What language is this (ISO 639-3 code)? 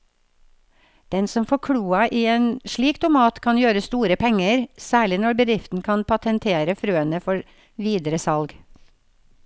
nor